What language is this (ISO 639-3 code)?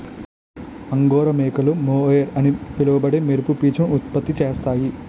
tel